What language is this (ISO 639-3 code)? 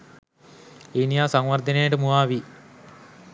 sin